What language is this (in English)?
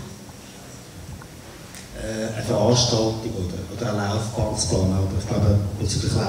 German